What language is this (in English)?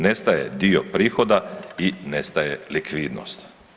Croatian